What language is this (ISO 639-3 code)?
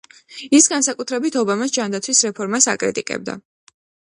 kat